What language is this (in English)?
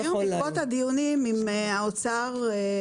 Hebrew